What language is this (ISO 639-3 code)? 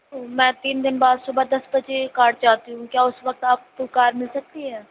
urd